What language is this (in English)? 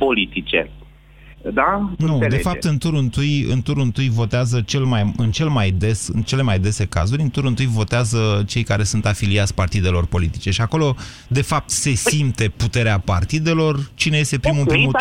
Romanian